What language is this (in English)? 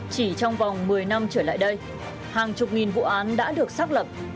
Vietnamese